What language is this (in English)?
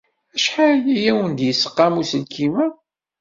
Kabyle